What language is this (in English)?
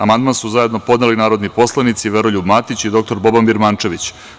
Serbian